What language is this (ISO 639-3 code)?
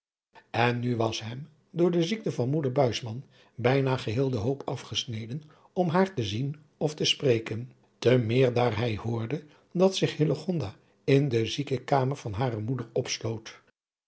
nld